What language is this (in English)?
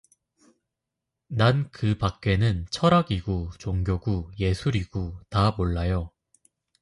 Korean